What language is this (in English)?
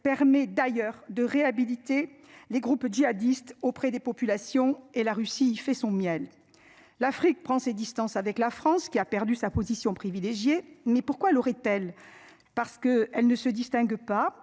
French